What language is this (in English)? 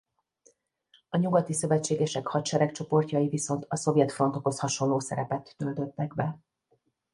Hungarian